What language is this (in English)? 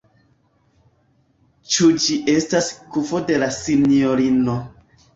Esperanto